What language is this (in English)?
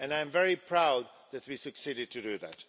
English